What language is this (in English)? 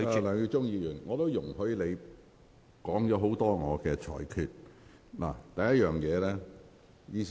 Cantonese